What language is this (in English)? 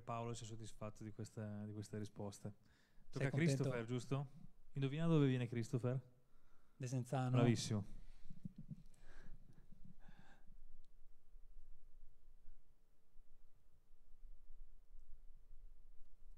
Italian